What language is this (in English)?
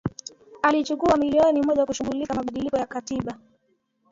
Swahili